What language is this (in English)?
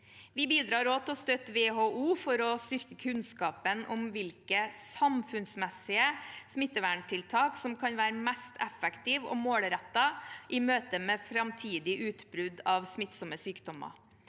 Norwegian